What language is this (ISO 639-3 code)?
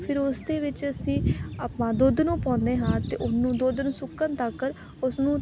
pan